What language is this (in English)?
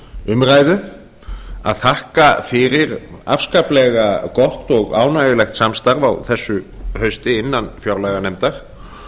Icelandic